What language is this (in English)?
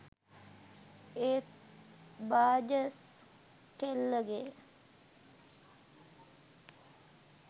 Sinhala